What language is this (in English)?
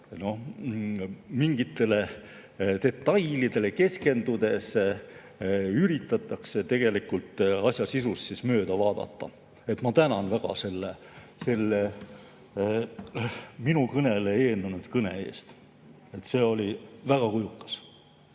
Estonian